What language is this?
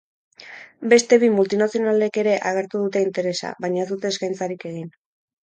Basque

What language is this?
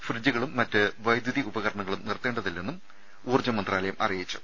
Malayalam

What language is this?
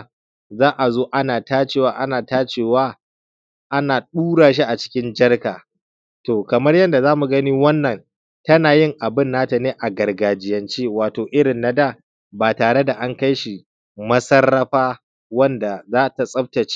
Hausa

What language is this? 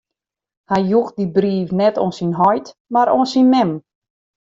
Western Frisian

